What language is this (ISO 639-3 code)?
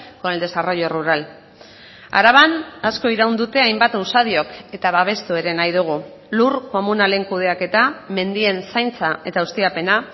eus